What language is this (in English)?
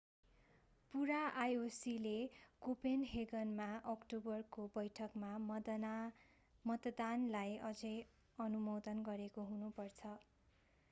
Nepali